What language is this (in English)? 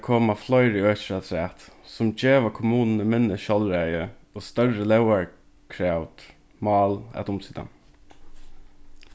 Faroese